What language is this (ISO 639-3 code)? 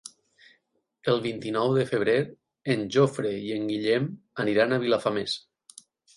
cat